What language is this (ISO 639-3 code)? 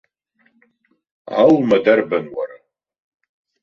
abk